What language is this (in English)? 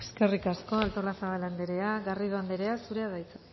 Basque